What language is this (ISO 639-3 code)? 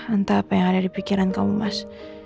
ind